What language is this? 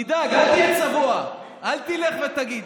Hebrew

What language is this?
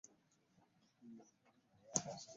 Ganda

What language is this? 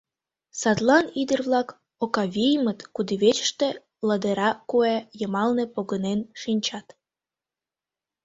Mari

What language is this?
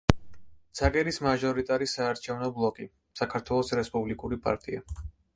Georgian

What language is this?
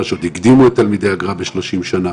Hebrew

